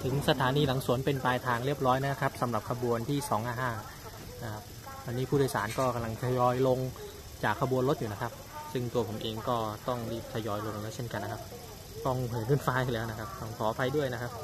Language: Thai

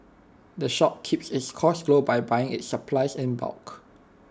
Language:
English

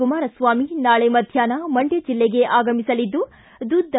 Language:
Kannada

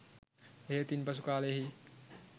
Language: Sinhala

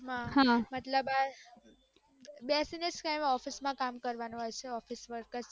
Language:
Gujarati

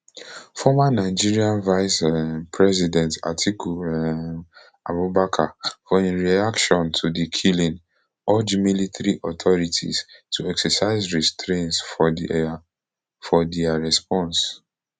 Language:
Nigerian Pidgin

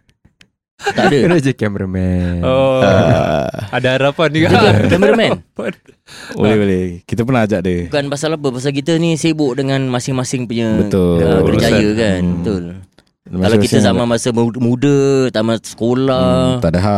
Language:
Malay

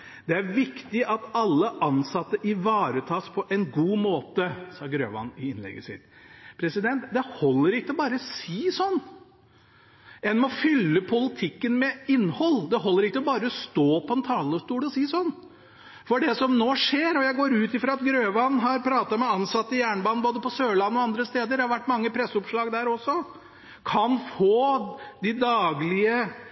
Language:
Norwegian Bokmål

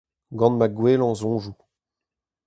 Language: Breton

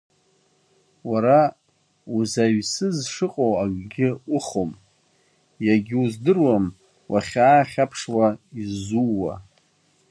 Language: Abkhazian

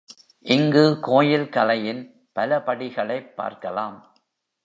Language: Tamil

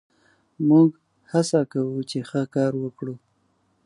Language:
Pashto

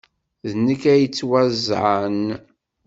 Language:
Kabyle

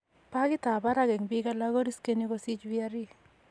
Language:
Kalenjin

